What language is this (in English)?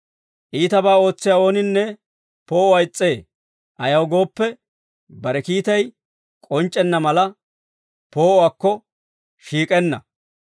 Dawro